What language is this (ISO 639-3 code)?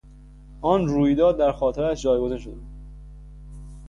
fas